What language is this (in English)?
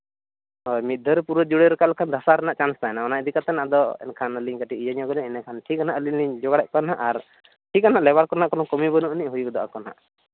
Santali